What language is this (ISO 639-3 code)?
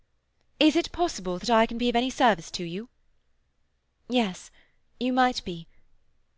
eng